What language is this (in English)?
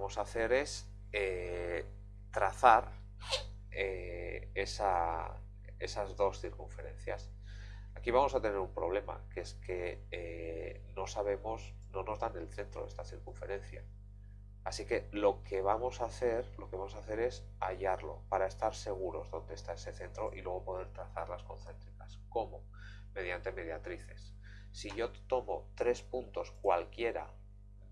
Spanish